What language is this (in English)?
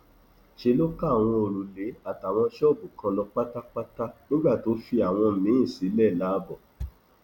Yoruba